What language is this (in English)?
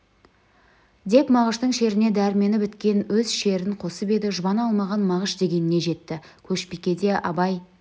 Kazakh